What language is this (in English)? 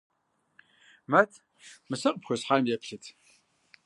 Kabardian